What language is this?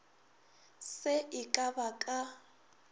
Northern Sotho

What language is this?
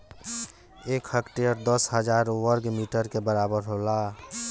Bhojpuri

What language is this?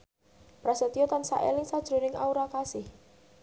Javanese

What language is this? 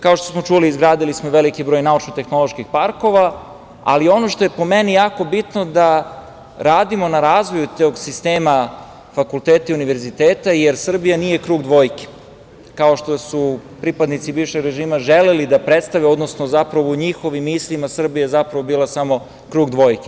Serbian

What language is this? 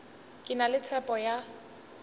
Northern Sotho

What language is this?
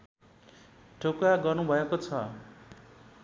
Nepali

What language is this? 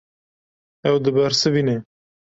Kurdish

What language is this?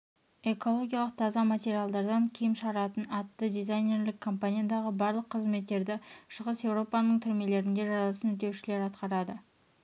Kazakh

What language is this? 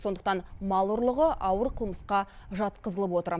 Kazakh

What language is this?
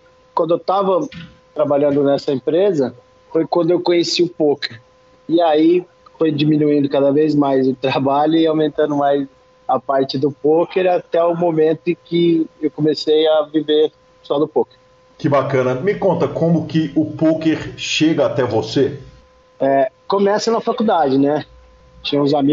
Portuguese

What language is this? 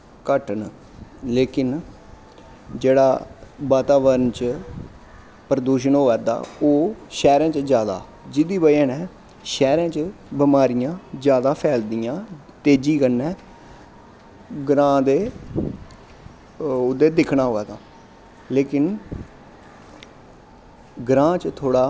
Dogri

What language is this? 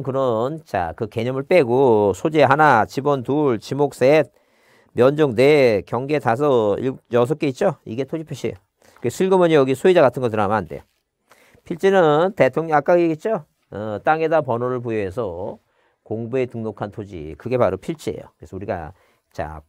Korean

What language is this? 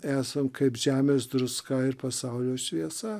Lithuanian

